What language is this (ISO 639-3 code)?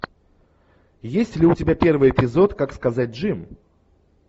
rus